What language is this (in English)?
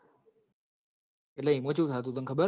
Gujarati